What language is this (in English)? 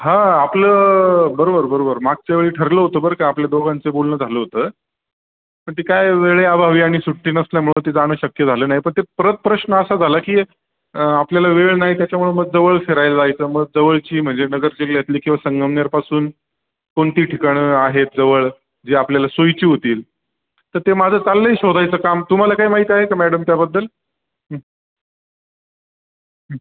Marathi